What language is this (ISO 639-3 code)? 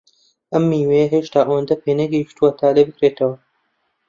ckb